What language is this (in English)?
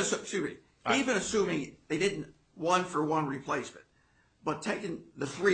English